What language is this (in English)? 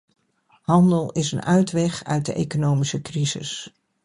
Dutch